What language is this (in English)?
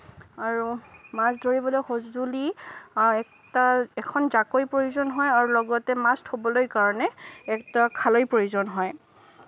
Assamese